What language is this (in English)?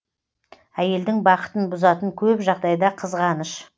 Kazakh